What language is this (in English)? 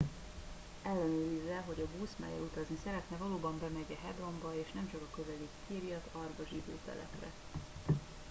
Hungarian